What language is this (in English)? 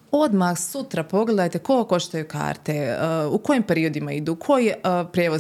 Croatian